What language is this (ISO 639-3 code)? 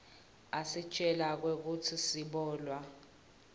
ssw